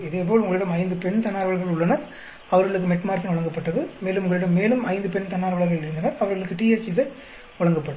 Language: Tamil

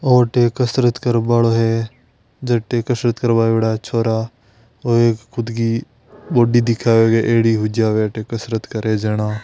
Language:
Marwari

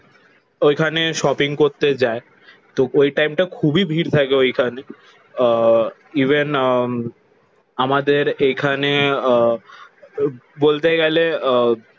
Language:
Bangla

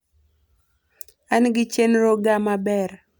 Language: Luo (Kenya and Tanzania)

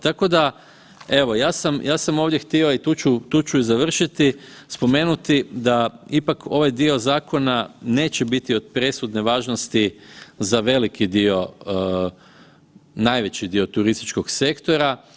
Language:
Croatian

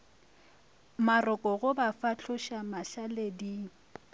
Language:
Northern Sotho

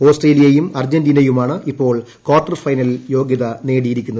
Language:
Malayalam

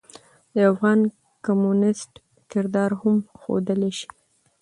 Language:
Pashto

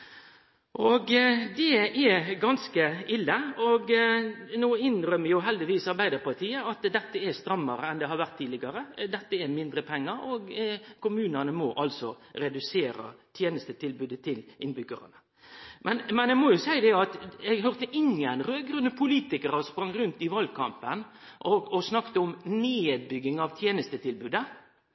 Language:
Norwegian Nynorsk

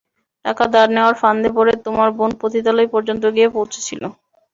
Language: Bangla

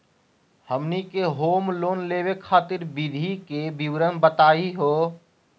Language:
Magahi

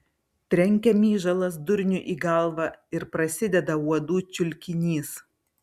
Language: Lithuanian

